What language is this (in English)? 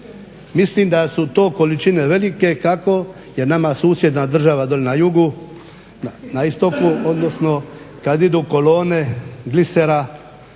Croatian